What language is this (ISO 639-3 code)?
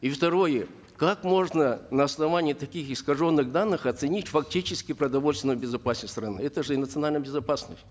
kaz